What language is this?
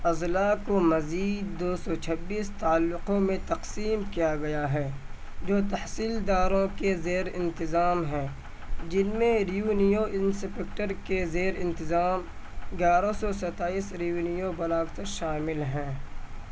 Urdu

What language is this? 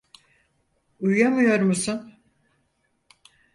Turkish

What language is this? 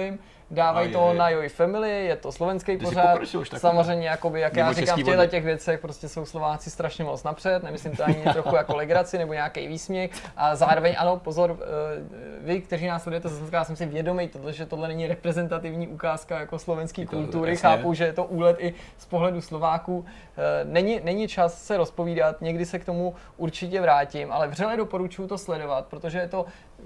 Czech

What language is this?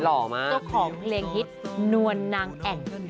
Thai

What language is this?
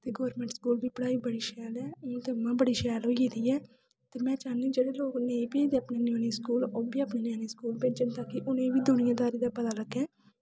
Dogri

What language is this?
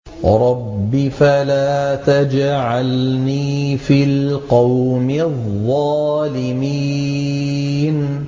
Arabic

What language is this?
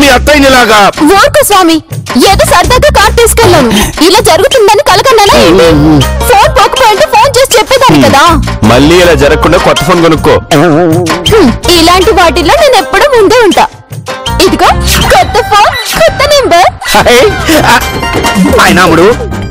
Telugu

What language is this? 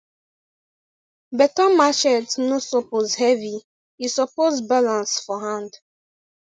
Nigerian Pidgin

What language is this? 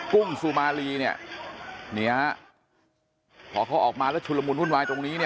Thai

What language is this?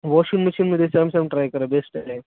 Marathi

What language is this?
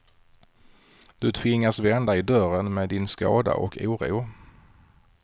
Swedish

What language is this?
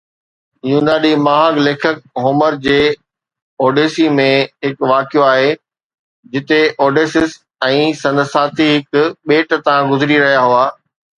Sindhi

